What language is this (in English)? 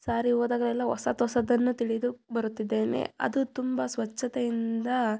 Kannada